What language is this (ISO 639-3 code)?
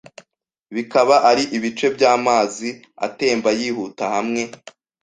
kin